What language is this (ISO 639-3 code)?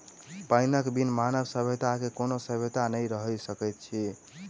mai